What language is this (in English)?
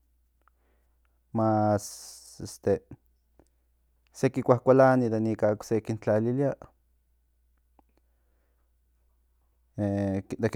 Central Nahuatl